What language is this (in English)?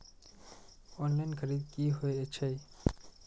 Maithili